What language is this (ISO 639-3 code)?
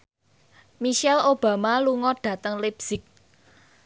jav